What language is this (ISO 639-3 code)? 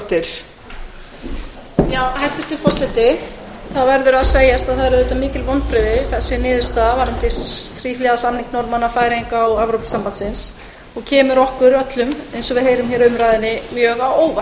isl